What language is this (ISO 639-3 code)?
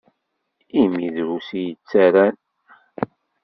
kab